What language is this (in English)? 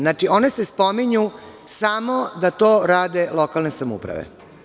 Serbian